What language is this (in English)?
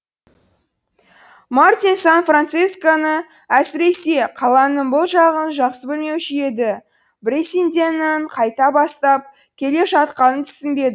Kazakh